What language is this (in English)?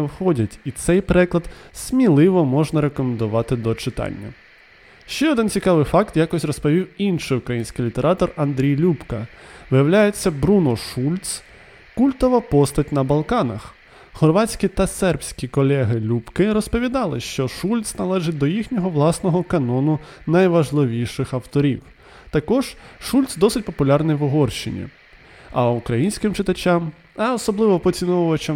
Ukrainian